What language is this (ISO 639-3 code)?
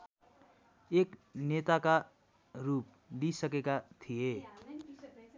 nep